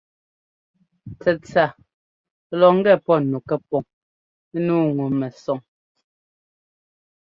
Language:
Ngomba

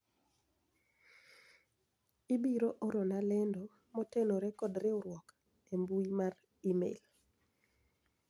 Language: Luo (Kenya and Tanzania)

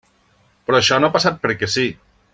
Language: Catalan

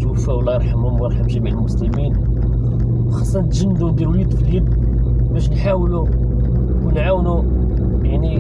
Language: Arabic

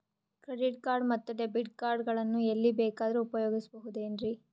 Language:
Kannada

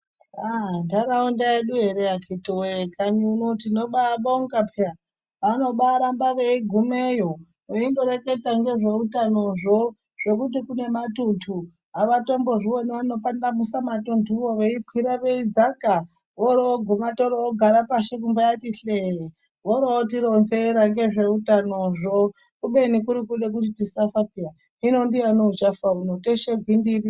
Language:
Ndau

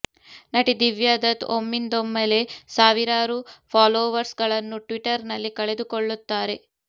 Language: Kannada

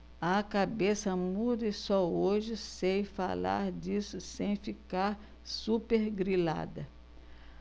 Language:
Portuguese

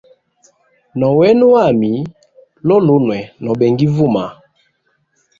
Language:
Hemba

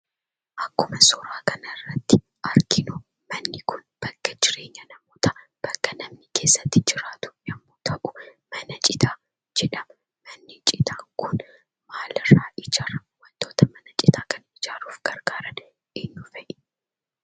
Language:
Oromo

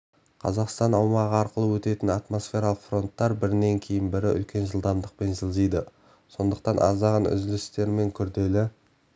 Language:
Kazakh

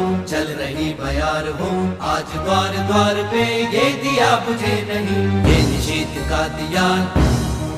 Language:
Hindi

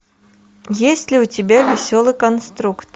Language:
Russian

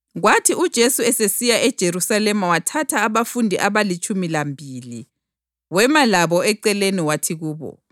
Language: North Ndebele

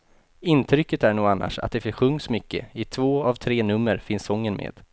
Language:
Swedish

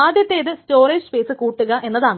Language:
Malayalam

